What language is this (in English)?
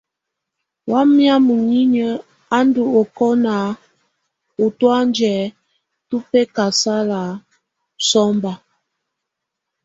Tunen